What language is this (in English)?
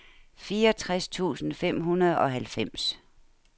Danish